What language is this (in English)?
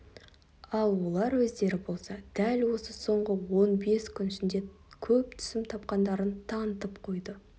Kazakh